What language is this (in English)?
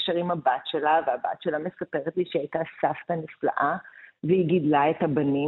Hebrew